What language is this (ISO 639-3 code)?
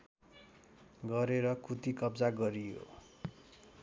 nep